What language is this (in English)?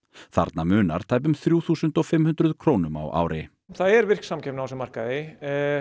Icelandic